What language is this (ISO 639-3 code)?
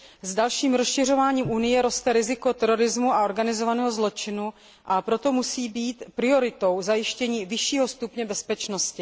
ces